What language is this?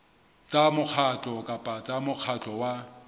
Southern Sotho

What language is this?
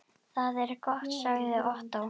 Icelandic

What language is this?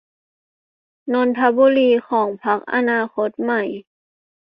Thai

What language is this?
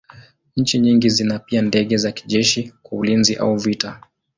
Swahili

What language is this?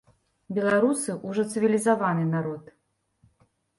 Belarusian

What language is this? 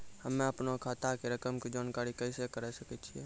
Maithili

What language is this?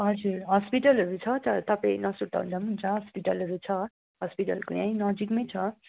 Nepali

